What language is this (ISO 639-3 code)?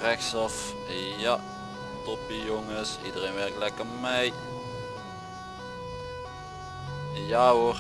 nld